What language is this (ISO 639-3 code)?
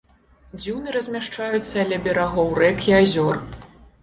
bel